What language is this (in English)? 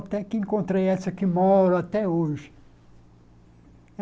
Portuguese